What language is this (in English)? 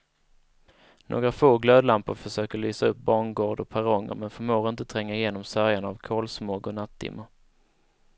Swedish